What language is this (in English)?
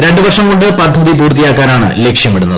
Malayalam